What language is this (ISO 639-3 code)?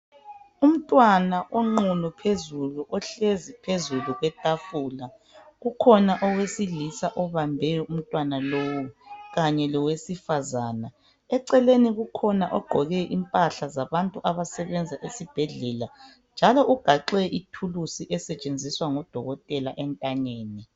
nde